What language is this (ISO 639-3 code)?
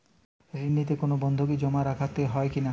ben